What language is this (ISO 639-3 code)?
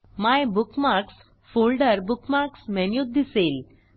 mar